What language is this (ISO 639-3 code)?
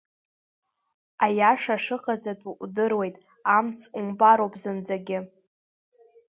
abk